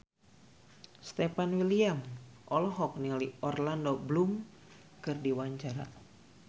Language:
Sundanese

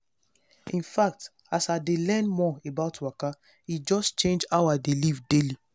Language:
Nigerian Pidgin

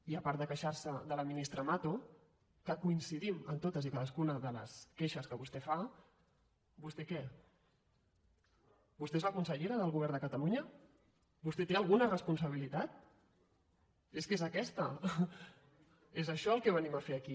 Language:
Catalan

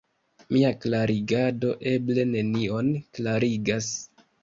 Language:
Esperanto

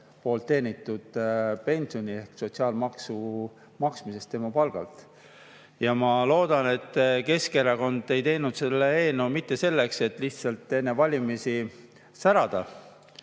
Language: Estonian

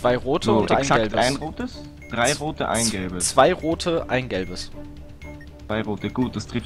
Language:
German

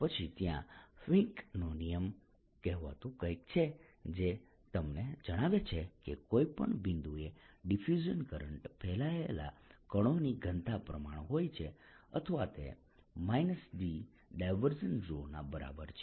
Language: Gujarati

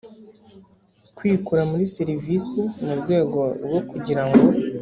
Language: Kinyarwanda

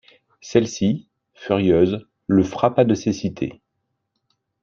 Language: French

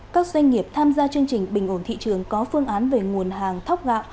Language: Vietnamese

